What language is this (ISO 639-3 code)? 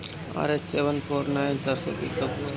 bho